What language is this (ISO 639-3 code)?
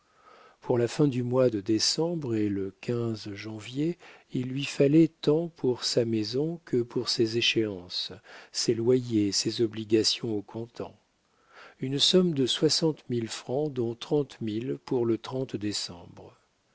fra